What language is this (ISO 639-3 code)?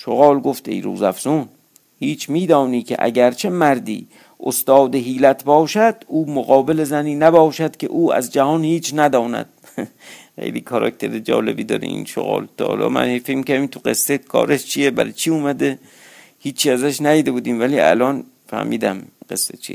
fas